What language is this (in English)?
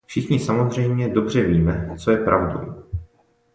Czech